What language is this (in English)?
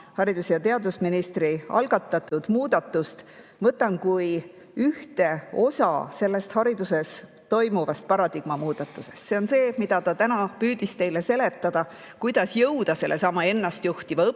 Estonian